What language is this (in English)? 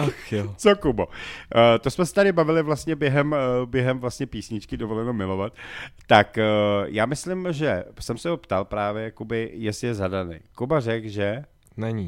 Czech